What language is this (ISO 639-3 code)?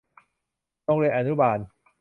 tha